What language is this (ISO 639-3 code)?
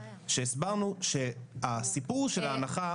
heb